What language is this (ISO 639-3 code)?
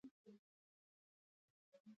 pus